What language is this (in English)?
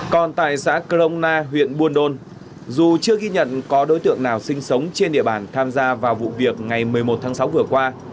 Vietnamese